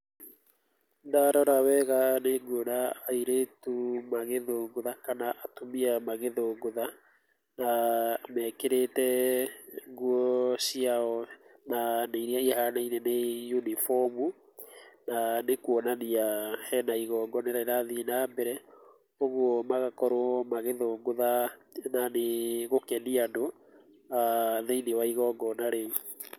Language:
Kikuyu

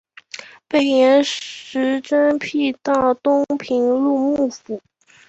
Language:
Chinese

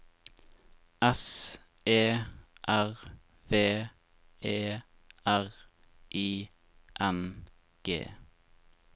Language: Norwegian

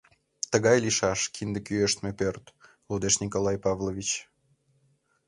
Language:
Mari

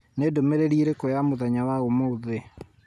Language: Kikuyu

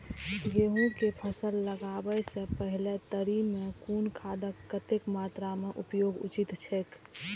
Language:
Maithili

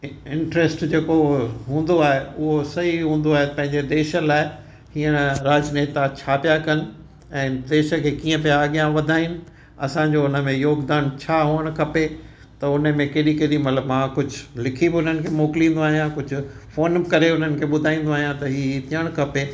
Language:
Sindhi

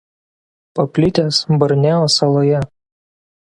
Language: Lithuanian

